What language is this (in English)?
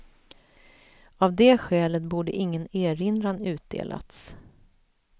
Swedish